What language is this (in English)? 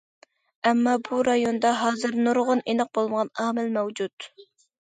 Uyghur